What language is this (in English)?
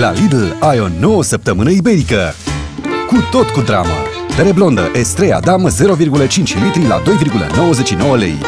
Romanian